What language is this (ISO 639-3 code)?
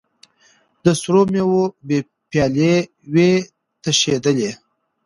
pus